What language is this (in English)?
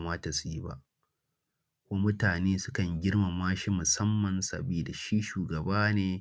Hausa